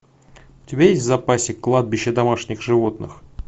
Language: Russian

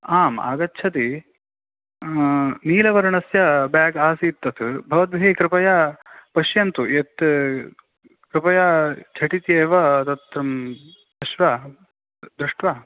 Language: Sanskrit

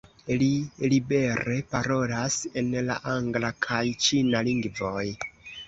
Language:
Esperanto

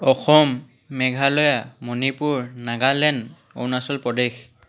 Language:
Assamese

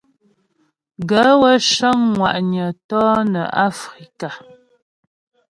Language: Ghomala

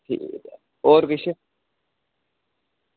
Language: Dogri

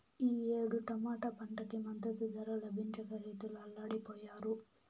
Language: Telugu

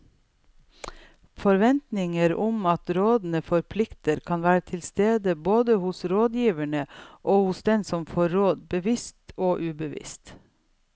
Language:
Norwegian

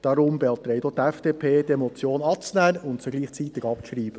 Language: Swiss German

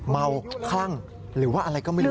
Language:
Thai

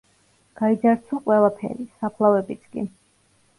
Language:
Georgian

